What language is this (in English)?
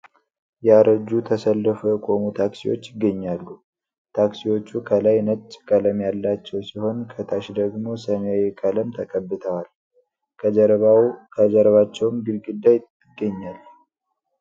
Amharic